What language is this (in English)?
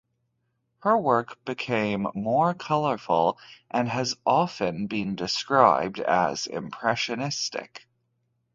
English